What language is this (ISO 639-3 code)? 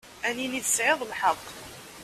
kab